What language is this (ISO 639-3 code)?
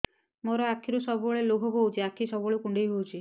ori